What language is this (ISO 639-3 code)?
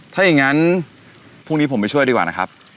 tha